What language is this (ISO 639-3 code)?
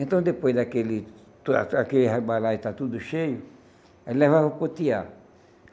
por